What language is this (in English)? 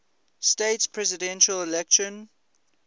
English